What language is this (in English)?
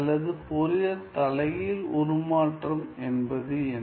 Tamil